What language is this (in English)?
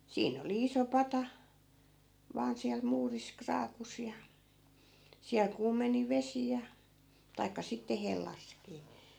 Finnish